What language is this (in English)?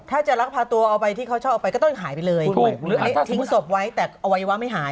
Thai